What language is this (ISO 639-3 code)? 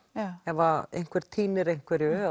isl